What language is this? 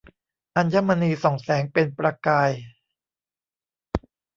Thai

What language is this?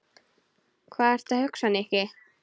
Icelandic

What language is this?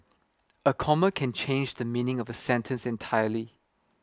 English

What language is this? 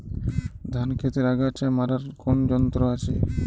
Bangla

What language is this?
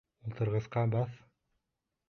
Bashkir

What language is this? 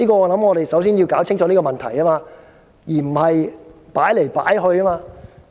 Cantonese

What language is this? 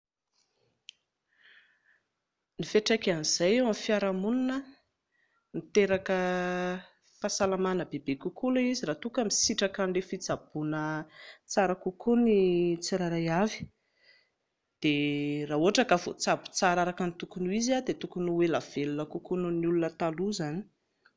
Malagasy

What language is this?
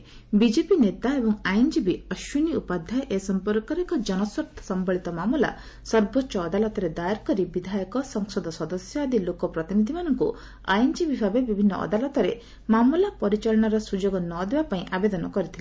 Odia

